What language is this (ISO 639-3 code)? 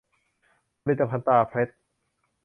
tha